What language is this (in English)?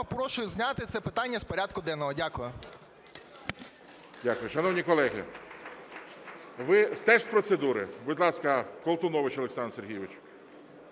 Ukrainian